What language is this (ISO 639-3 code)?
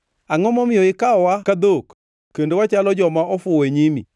luo